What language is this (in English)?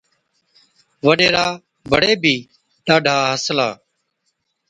Od